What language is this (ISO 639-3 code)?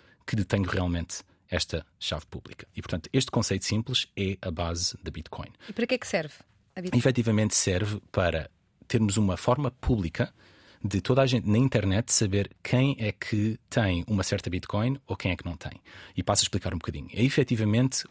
por